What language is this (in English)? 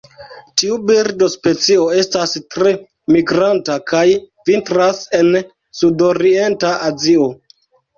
Esperanto